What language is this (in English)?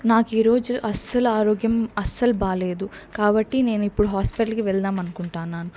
Telugu